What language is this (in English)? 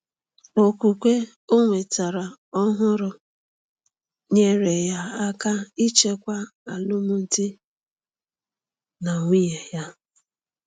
Igbo